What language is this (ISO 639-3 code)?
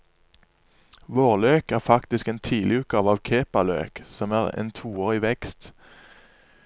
nor